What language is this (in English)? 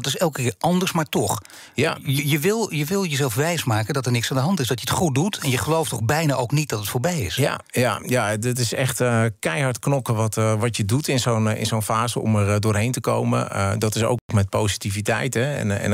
Dutch